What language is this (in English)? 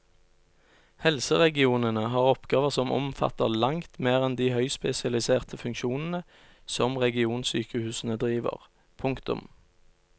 Norwegian